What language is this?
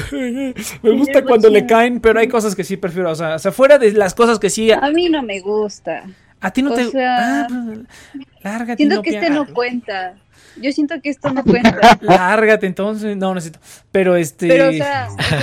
Spanish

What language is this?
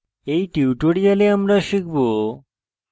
Bangla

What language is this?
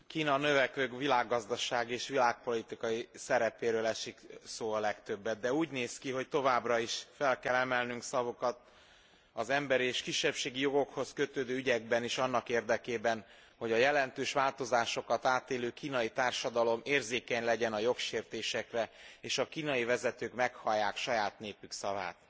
Hungarian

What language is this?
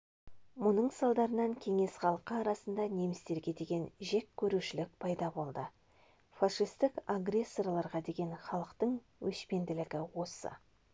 Kazakh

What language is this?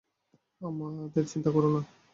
Bangla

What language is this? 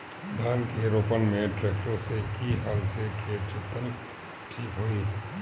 Bhojpuri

